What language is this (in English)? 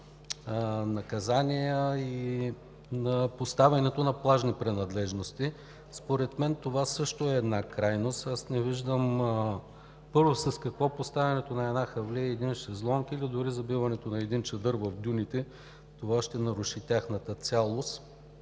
Bulgarian